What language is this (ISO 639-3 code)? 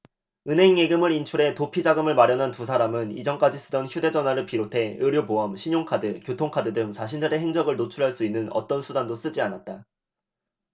kor